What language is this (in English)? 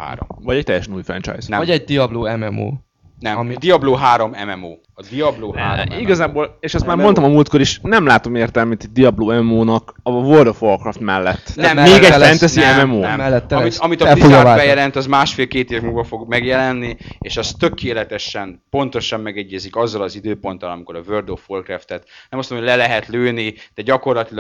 Hungarian